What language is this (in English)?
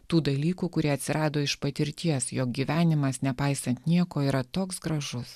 Lithuanian